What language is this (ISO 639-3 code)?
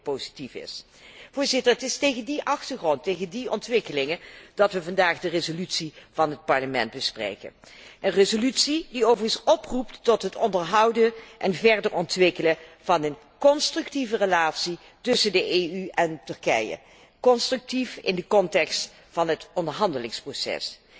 nld